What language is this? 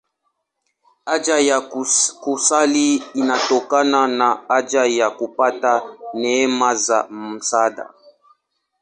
Swahili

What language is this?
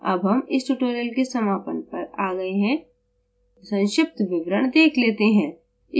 Hindi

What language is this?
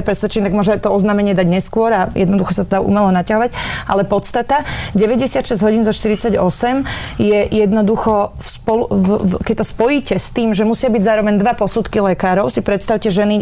Slovak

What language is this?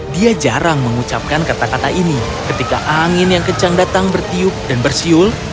Indonesian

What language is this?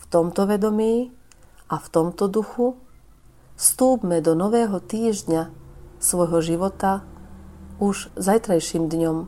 Slovak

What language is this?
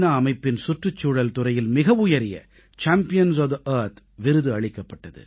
Tamil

